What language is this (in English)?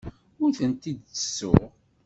Kabyle